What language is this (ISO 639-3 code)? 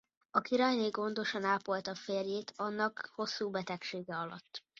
hun